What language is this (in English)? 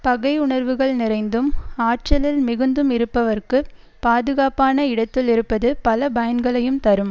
Tamil